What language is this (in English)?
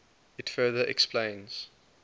English